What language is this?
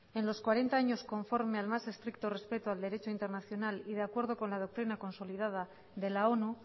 Spanish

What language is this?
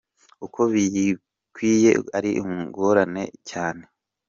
Kinyarwanda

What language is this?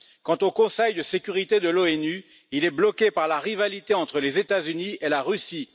French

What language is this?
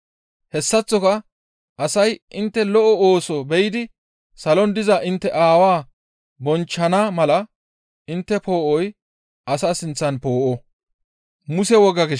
Gamo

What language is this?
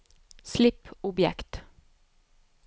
Norwegian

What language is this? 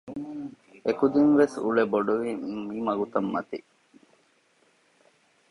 Divehi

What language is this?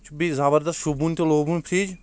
Kashmiri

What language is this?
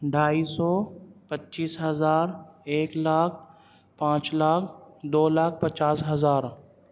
Urdu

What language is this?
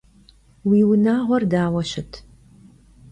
Kabardian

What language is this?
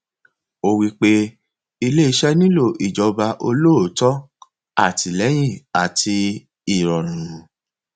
Yoruba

